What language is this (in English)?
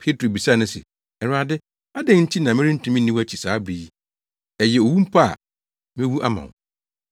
Akan